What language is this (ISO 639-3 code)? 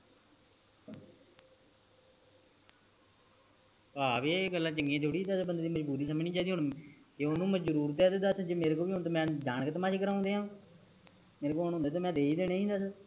pan